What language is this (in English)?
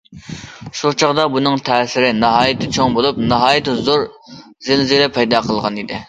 Uyghur